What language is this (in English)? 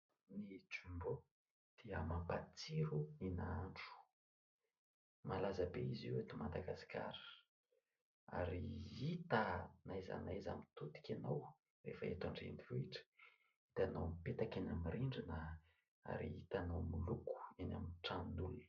Malagasy